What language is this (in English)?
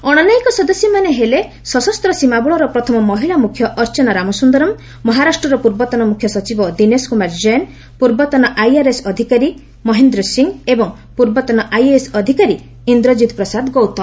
Odia